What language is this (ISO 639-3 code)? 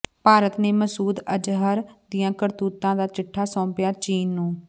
pan